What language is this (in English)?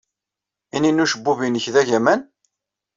Kabyle